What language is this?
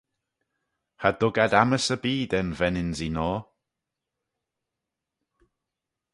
Manx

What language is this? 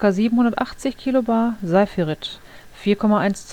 German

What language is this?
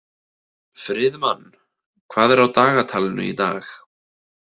Icelandic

